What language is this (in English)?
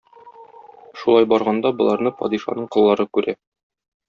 Tatar